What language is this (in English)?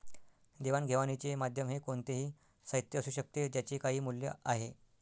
Marathi